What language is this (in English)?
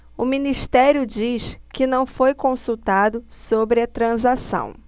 Portuguese